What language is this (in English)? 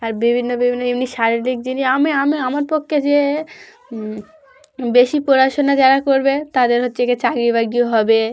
Bangla